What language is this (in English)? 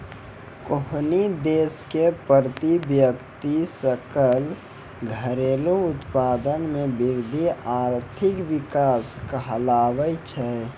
Maithili